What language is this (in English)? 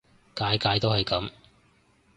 Cantonese